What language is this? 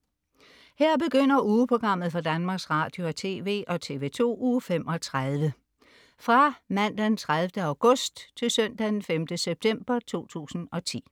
Danish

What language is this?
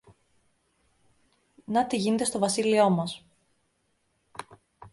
Greek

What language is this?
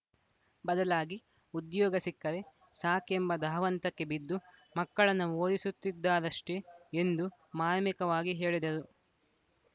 Kannada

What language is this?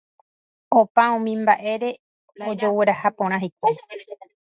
Guarani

